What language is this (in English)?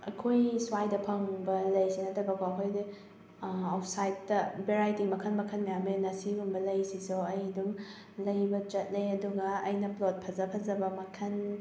Manipuri